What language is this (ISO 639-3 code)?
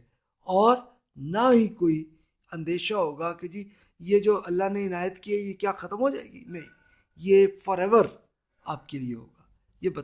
urd